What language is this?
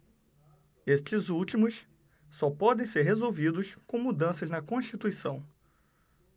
Portuguese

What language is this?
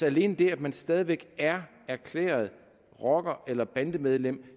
Danish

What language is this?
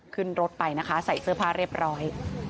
Thai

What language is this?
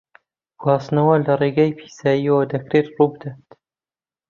Central Kurdish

